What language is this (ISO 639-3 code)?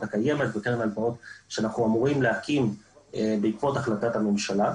heb